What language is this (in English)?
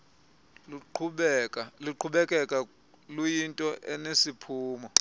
Xhosa